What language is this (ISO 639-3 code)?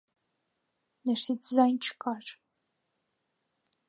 hye